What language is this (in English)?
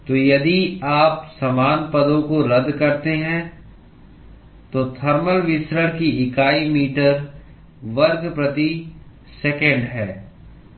Hindi